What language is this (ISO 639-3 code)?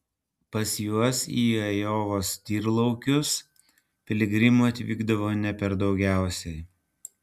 lit